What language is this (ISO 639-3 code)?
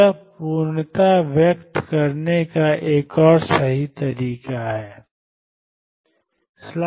hin